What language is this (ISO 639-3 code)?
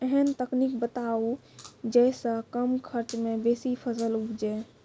mai